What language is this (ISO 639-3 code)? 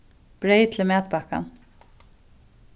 fao